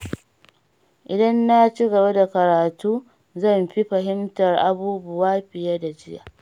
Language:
Hausa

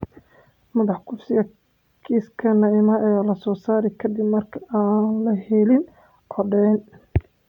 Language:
Somali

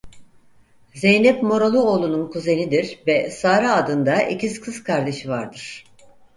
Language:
Turkish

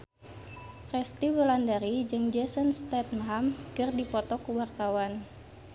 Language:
Sundanese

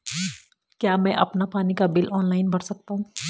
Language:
Hindi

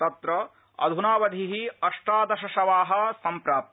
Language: Sanskrit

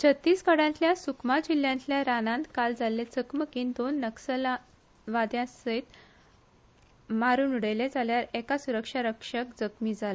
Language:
Konkani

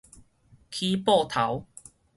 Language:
Min Nan Chinese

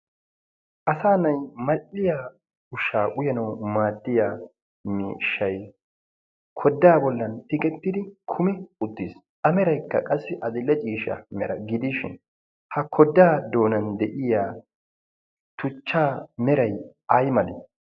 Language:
Wolaytta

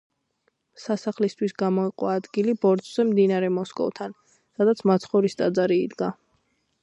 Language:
Georgian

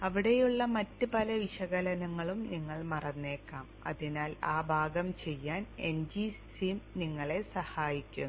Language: Malayalam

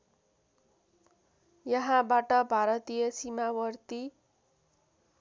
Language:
Nepali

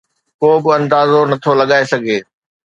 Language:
Sindhi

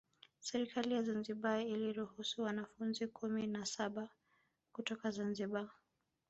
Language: Swahili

